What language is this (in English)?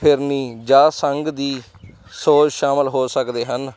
Punjabi